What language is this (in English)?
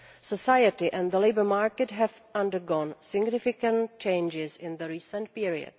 English